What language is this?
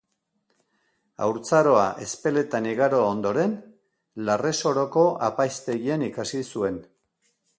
Basque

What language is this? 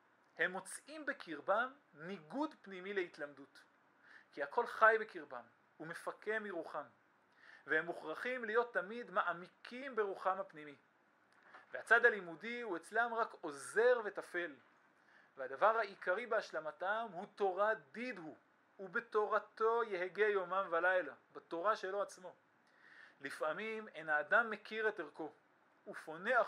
Hebrew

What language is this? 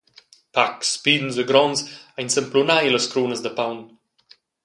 Romansh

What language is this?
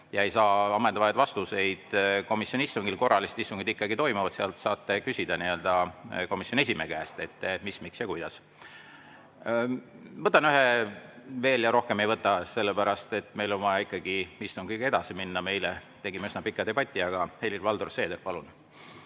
Estonian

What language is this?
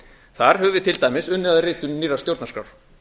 Icelandic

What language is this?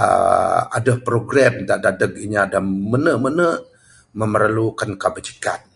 Bukar-Sadung Bidayuh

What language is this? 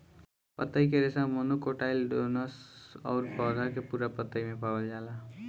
Bhojpuri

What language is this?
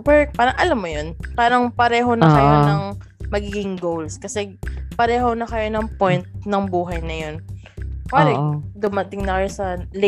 Filipino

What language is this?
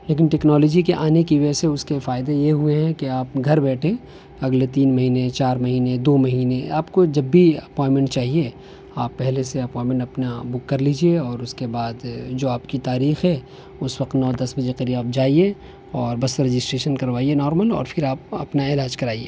Urdu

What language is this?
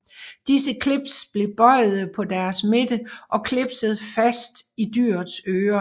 Danish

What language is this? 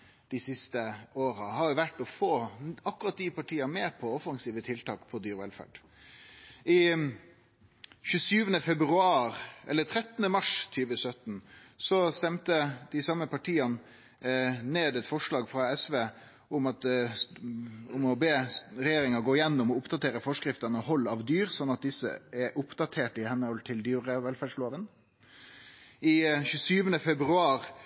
Norwegian Nynorsk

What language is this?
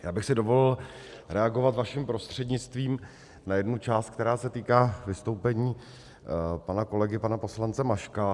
Czech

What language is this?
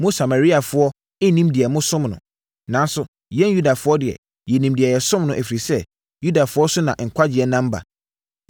Akan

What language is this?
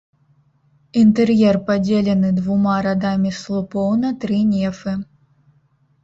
Belarusian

